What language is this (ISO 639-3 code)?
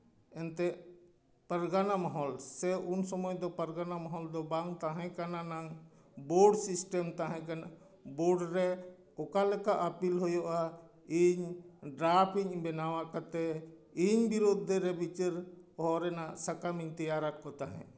sat